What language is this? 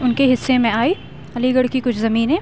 Urdu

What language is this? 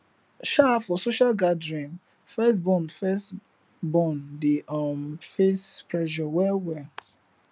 Nigerian Pidgin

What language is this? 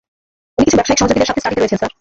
Bangla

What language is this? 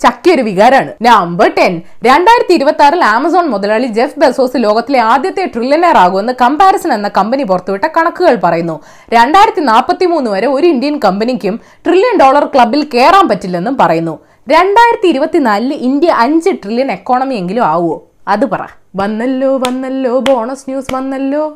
Malayalam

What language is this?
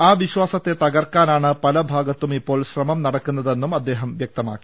Malayalam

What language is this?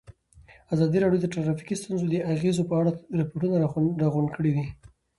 Pashto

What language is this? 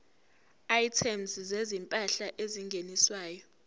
Zulu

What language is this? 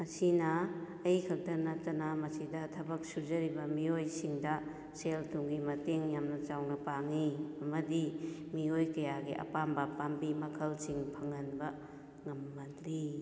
Manipuri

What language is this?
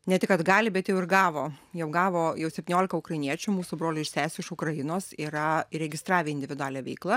Lithuanian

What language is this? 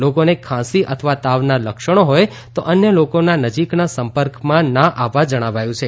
Gujarati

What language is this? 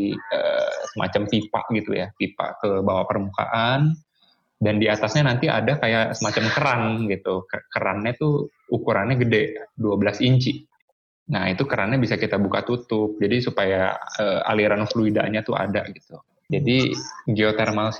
Indonesian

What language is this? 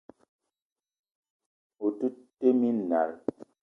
Eton (Cameroon)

